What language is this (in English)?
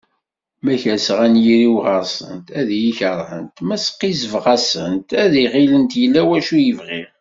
Kabyle